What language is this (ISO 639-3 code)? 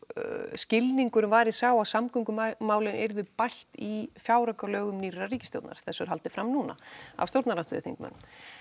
isl